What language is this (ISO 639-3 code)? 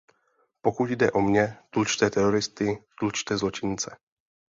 ces